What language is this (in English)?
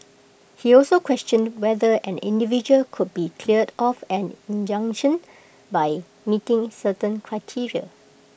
English